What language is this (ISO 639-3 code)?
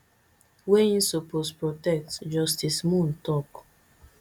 pcm